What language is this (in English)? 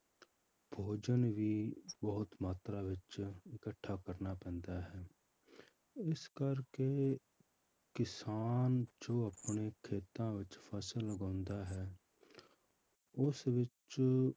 Punjabi